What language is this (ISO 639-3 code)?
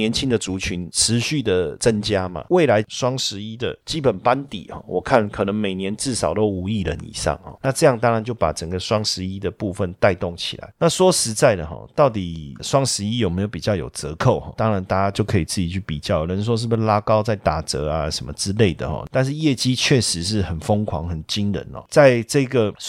zho